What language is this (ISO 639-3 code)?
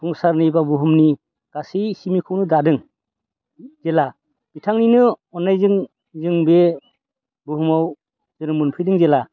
brx